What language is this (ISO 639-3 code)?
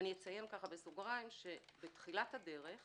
heb